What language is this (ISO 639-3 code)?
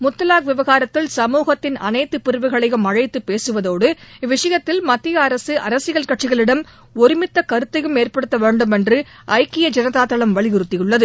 tam